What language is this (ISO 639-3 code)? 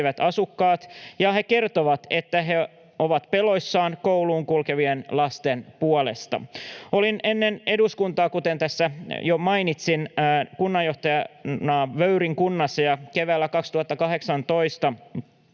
fin